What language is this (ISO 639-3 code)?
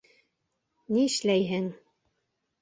bak